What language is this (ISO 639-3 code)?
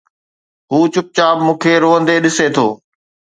snd